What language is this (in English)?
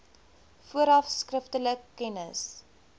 Afrikaans